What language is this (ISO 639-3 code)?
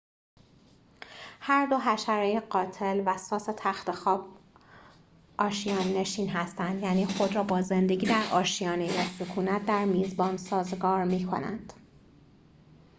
fas